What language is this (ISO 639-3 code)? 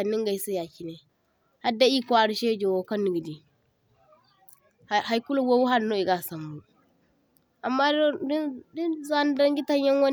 dje